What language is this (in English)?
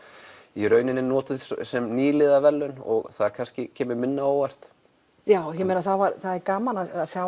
Icelandic